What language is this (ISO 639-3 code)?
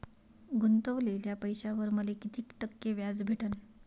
mar